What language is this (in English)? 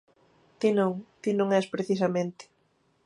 Galician